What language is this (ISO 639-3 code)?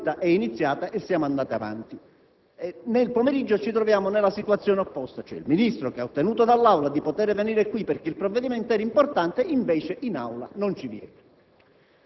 ita